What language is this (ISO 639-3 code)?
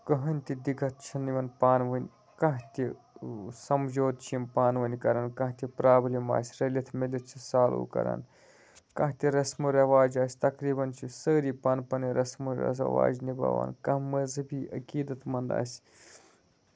kas